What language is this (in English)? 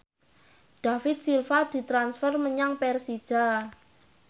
Javanese